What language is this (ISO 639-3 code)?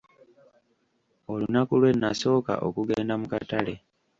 lug